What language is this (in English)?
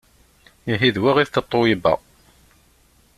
Kabyle